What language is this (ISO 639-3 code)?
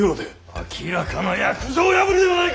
jpn